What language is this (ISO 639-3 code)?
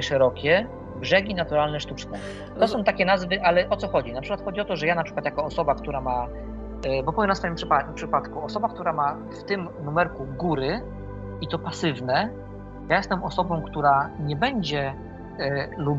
pol